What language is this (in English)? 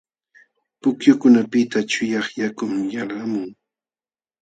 Jauja Wanca Quechua